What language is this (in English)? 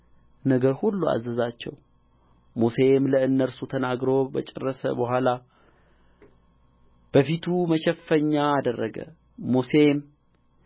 Amharic